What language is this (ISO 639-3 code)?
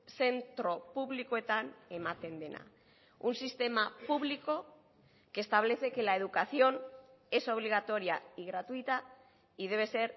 spa